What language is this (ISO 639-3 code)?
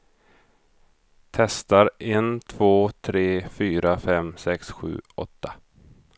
swe